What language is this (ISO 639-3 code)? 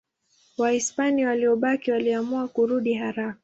swa